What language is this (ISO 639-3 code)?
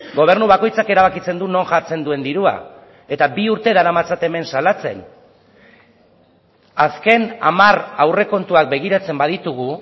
eus